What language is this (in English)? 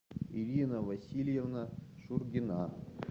Russian